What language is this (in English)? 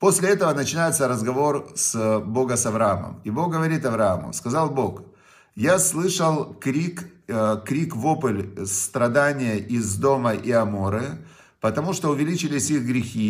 Russian